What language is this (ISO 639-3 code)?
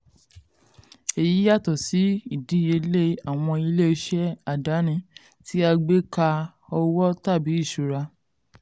yor